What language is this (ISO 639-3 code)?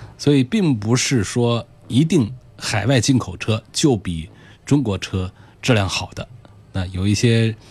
zho